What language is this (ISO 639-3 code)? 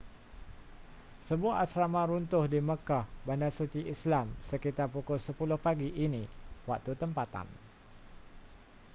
msa